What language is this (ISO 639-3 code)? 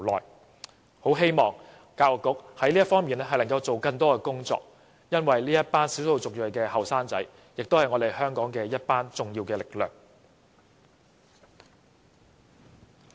yue